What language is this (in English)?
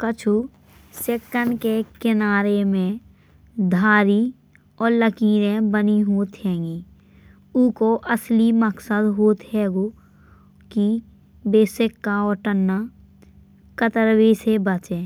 Bundeli